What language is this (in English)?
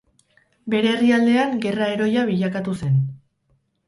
Basque